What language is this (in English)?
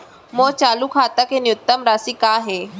Chhattisgarhi